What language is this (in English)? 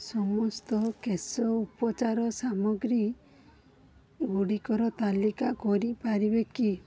Odia